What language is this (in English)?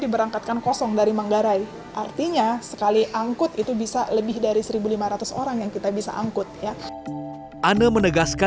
Indonesian